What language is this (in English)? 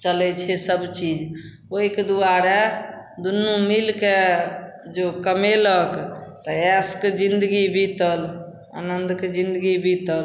Maithili